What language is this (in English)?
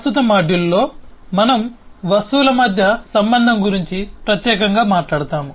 Telugu